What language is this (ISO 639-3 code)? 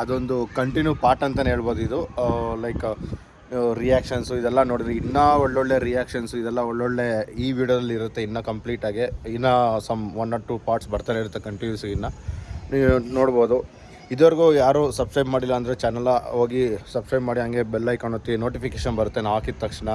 kan